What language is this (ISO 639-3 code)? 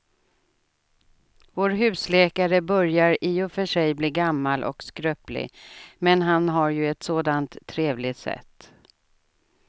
swe